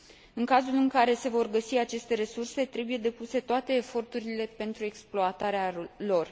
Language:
Romanian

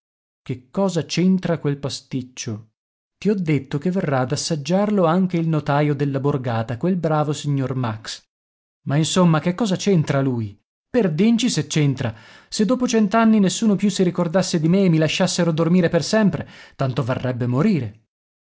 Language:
Italian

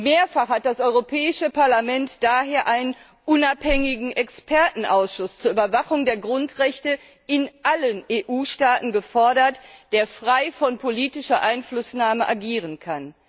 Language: German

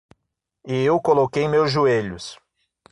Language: Portuguese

